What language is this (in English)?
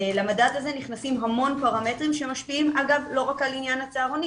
Hebrew